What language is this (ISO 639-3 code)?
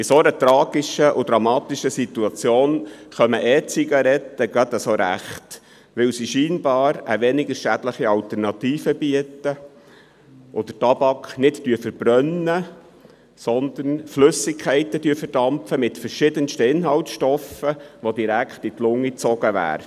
gsw